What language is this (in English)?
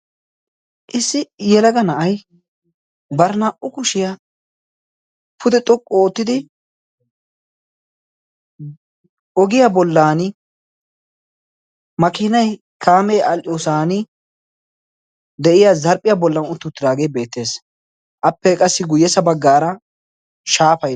Wolaytta